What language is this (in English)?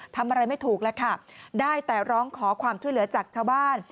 Thai